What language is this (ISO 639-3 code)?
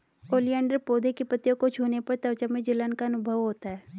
hin